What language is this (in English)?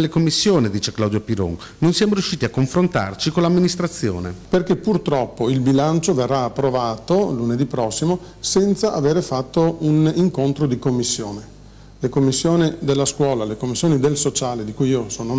Italian